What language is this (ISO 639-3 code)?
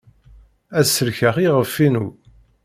kab